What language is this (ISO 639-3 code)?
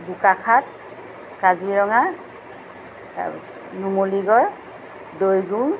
asm